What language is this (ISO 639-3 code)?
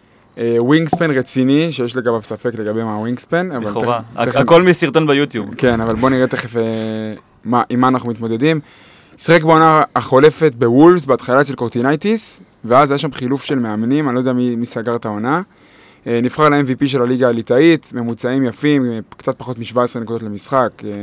heb